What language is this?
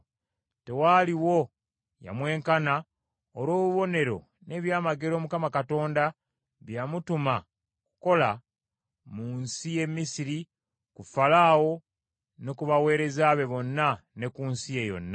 Ganda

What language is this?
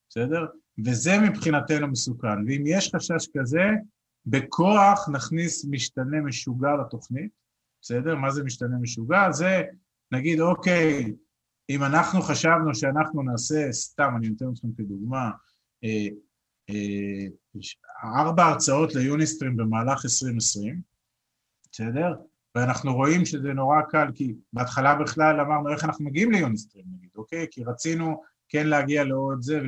Hebrew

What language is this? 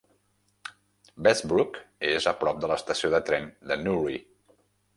Catalan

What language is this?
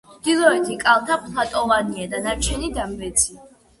Georgian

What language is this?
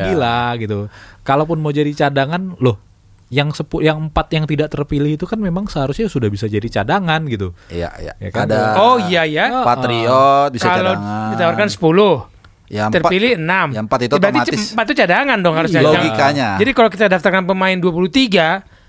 Indonesian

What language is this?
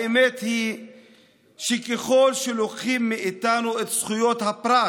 Hebrew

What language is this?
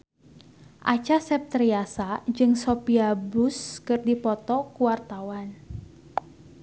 Sundanese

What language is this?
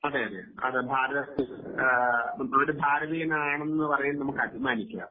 Malayalam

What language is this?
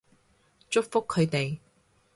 Cantonese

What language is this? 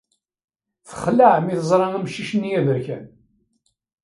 Kabyle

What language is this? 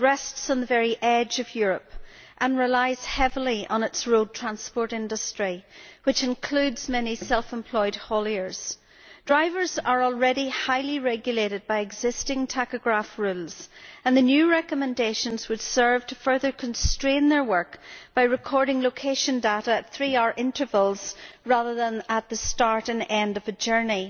English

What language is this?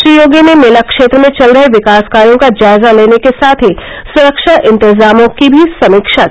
Hindi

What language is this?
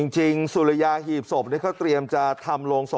Thai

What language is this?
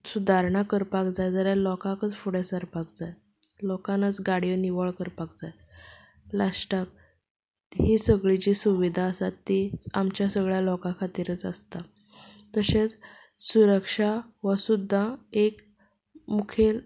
Konkani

